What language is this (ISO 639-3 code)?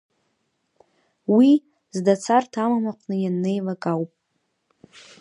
abk